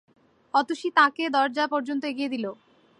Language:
Bangla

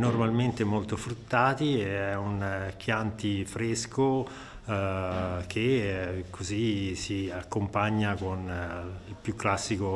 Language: Italian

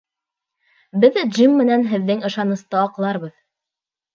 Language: Bashkir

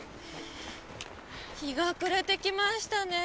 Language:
Japanese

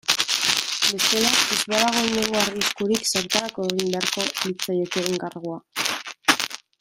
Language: Basque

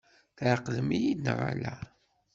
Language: Kabyle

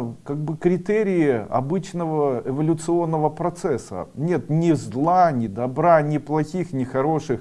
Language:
Russian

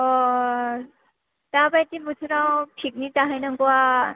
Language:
Bodo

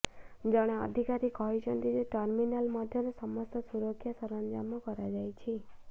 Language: Odia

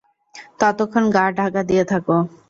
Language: Bangla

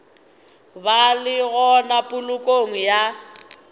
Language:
Northern Sotho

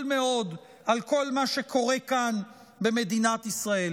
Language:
Hebrew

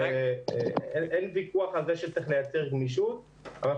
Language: Hebrew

